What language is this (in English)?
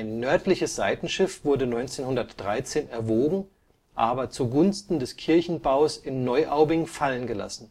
German